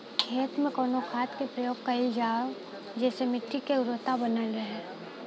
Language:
Bhojpuri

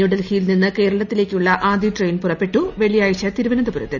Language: Malayalam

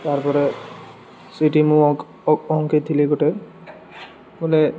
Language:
Odia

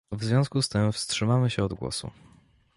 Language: Polish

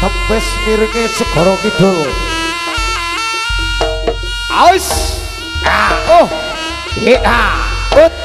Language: Indonesian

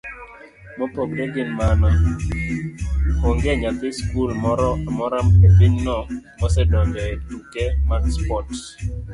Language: Luo (Kenya and Tanzania)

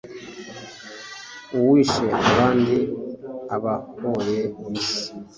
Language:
Kinyarwanda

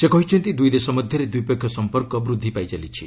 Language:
Odia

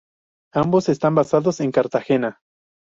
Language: Spanish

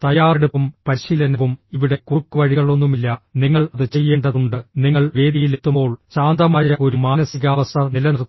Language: Malayalam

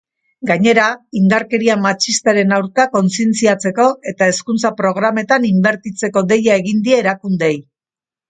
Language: Basque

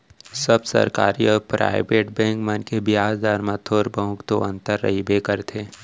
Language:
Chhattisgarhi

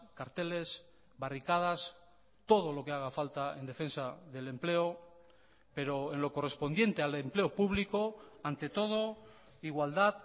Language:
Spanish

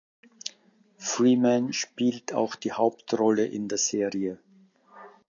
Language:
German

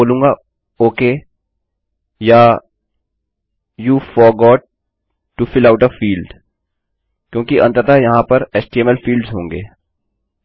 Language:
Hindi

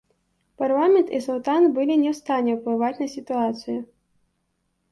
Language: Belarusian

